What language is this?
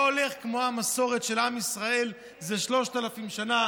Hebrew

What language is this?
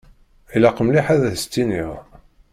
Kabyle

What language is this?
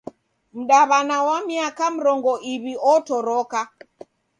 Taita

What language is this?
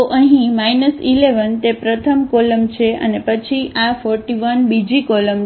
Gujarati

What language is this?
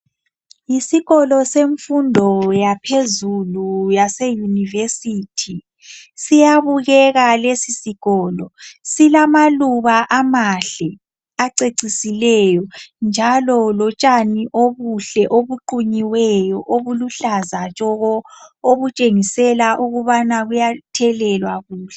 North Ndebele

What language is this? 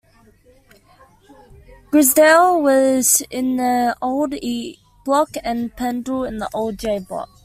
English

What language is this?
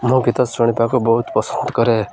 Odia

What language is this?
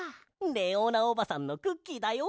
Japanese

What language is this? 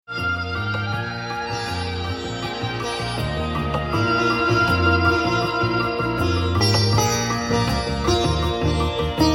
Urdu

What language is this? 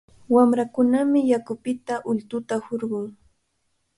Cajatambo North Lima Quechua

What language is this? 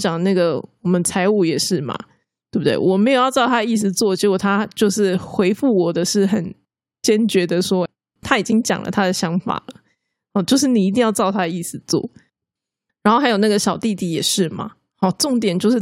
Chinese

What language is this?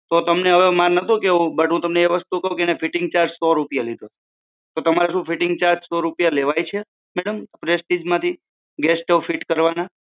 Gujarati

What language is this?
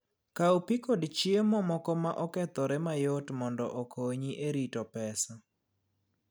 Luo (Kenya and Tanzania)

